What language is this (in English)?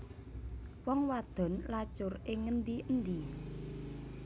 Javanese